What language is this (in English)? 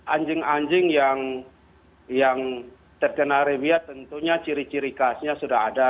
Indonesian